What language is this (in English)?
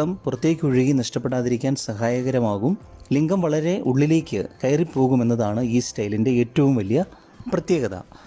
Malayalam